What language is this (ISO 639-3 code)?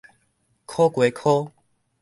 nan